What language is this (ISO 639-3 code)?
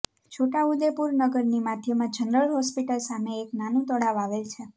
guj